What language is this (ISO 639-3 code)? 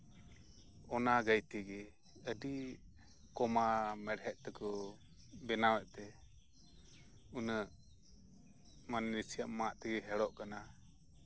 sat